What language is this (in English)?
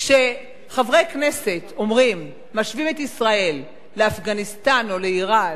Hebrew